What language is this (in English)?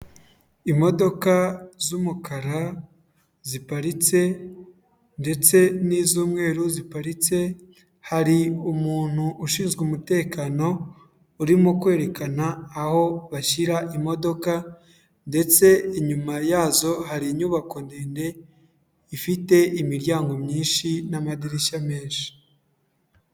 Kinyarwanda